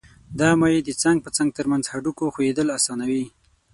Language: Pashto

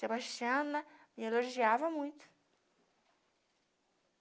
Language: Portuguese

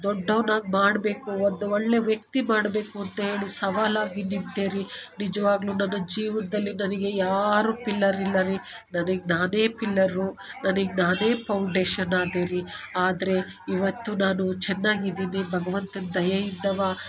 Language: Kannada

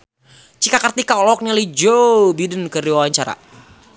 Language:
Sundanese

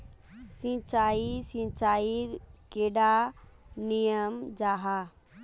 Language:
Magahi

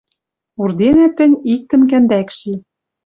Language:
Western Mari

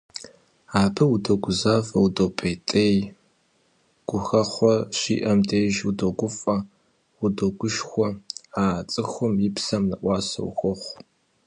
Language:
Kabardian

